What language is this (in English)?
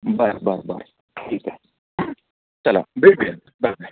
Marathi